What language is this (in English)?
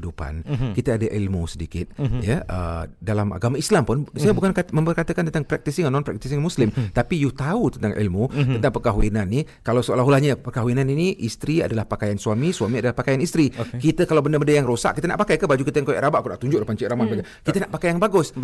Malay